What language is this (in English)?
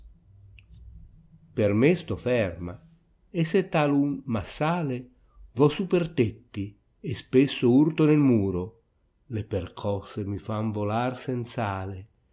Italian